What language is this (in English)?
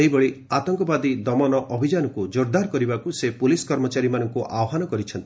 Odia